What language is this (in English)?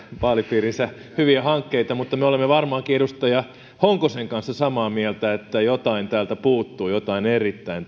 Finnish